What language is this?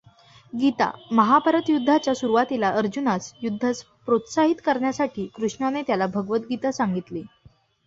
Marathi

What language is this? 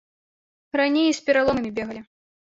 Belarusian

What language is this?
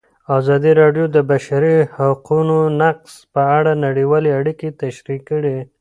Pashto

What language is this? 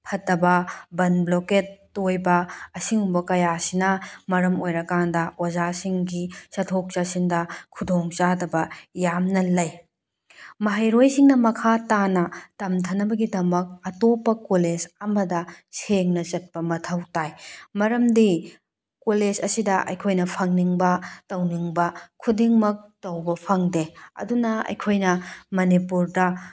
Manipuri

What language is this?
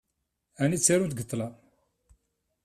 Kabyle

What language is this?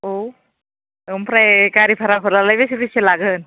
Bodo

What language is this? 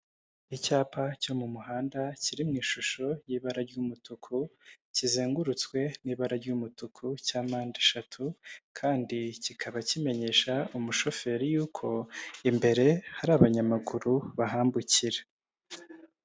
Kinyarwanda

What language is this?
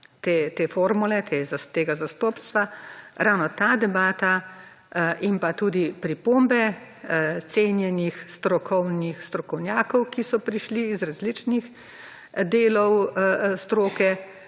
Slovenian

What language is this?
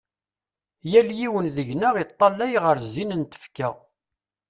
Kabyle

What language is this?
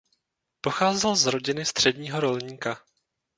Czech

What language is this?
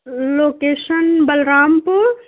Urdu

